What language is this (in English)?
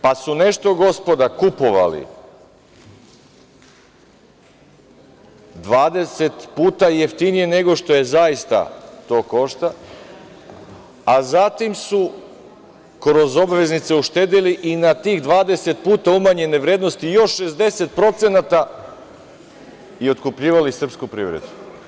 Serbian